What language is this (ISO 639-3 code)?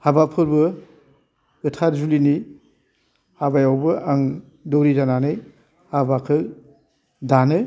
brx